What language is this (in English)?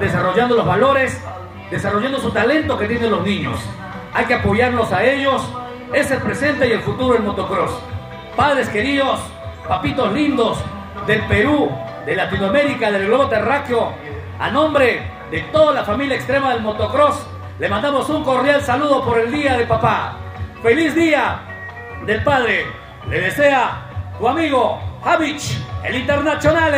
Spanish